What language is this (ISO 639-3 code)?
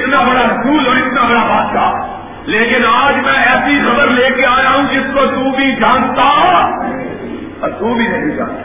urd